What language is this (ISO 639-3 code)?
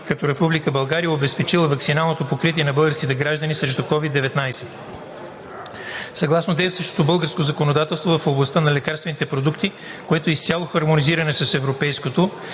bul